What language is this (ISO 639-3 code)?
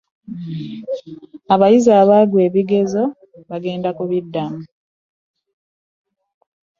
lug